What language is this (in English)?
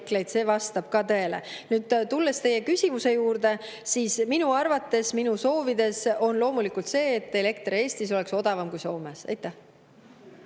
Estonian